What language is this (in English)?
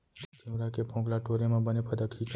Chhattisgarhi